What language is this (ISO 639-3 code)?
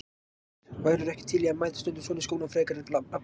isl